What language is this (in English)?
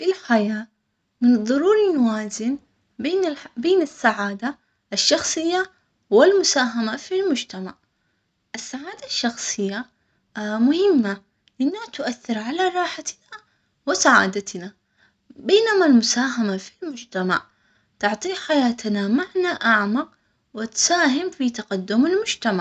Omani Arabic